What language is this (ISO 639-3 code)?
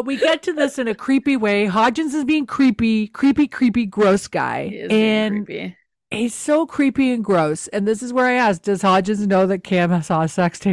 eng